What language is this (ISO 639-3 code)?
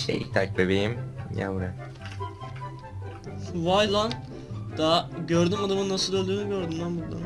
tur